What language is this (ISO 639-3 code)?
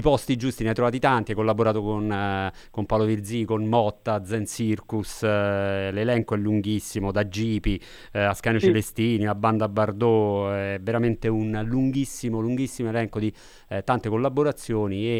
ita